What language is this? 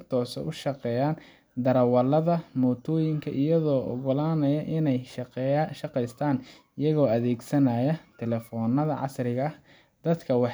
Somali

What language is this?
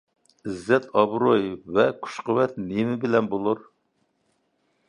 Uyghur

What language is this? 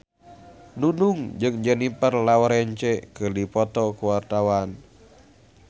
Sundanese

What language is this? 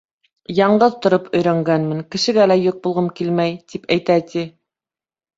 Bashkir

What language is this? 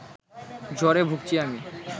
Bangla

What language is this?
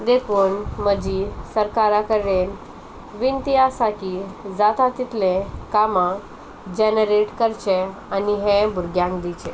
Konkani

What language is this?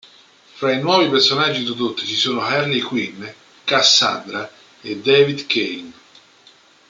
Italian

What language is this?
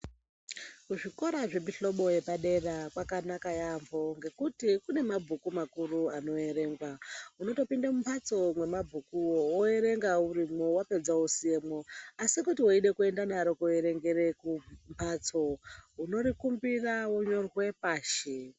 Ndau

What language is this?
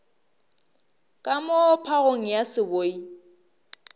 Northern Sotho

